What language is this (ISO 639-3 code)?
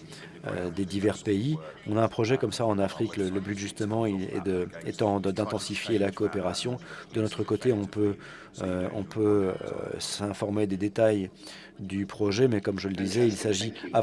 fra